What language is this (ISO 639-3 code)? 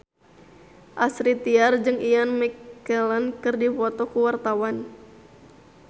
sun